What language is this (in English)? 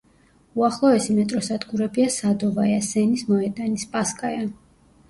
Georgian